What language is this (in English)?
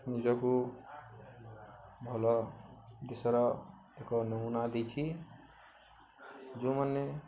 Odia